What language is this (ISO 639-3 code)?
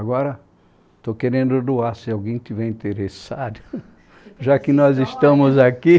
por